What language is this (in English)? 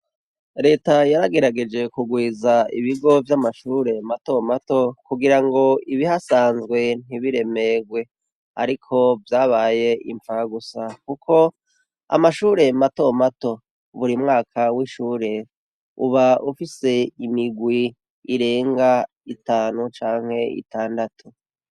Rundi